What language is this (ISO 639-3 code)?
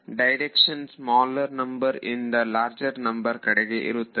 kan